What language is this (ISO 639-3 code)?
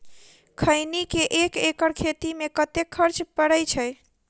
mai